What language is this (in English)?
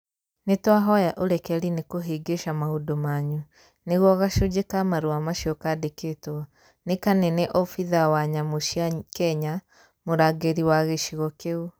Kikuyu